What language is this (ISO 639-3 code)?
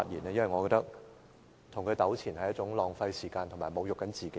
yue